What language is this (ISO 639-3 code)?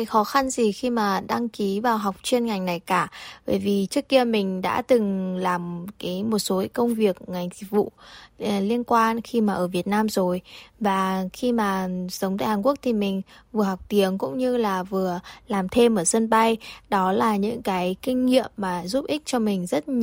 vie